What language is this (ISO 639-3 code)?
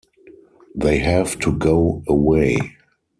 eng